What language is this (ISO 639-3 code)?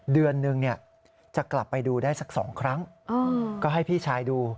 tha